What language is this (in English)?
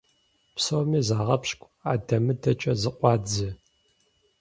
Kabardian